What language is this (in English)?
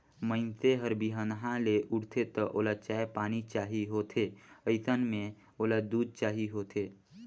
Chhattisgarhi